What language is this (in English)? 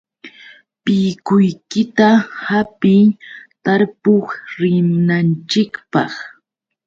Yauyos Quechua